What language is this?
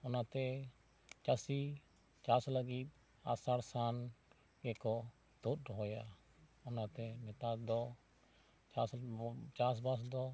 Santali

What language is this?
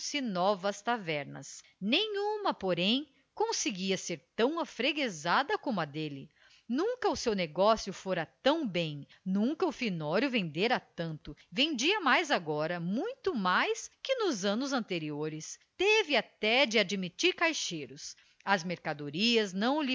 Portuguese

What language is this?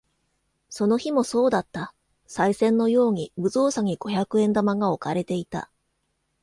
Japanese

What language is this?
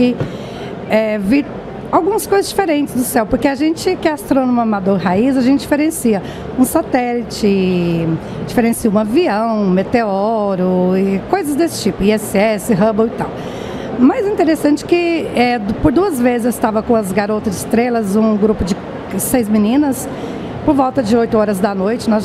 Portuguese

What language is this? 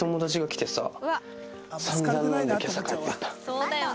Japanese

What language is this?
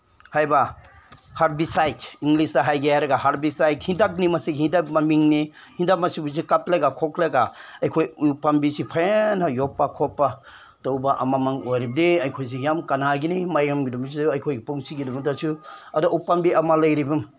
Manipuri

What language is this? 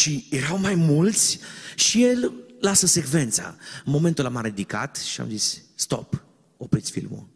Romanian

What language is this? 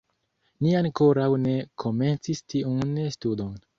Esperanto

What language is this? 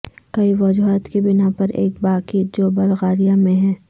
Urdu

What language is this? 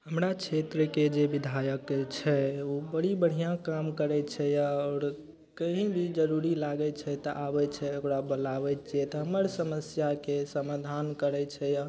Maithili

